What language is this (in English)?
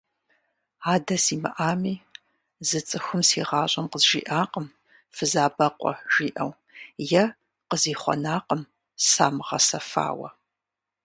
Kabardian